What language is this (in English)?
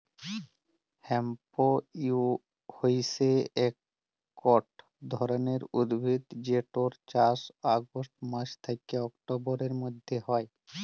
Bangla